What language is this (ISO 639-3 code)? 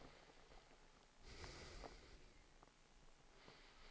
swe